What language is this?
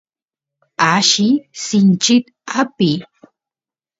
Santiago del Estero Quichua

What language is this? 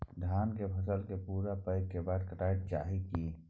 Maithili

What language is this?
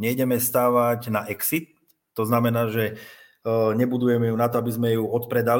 Slovak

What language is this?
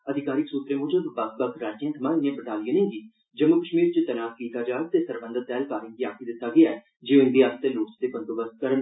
Dogri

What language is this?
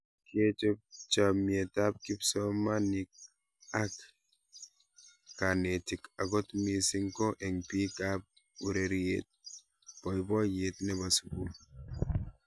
Kalenjin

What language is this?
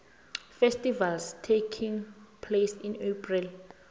South Ndebele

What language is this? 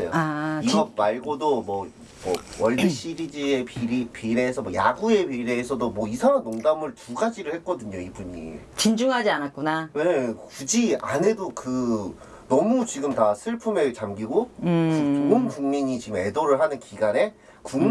Korean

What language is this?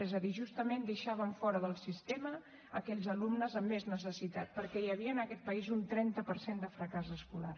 Catalan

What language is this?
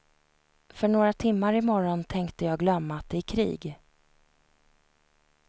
Swedish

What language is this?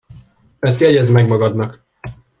Hungarian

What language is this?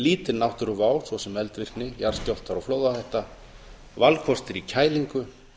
Icelandic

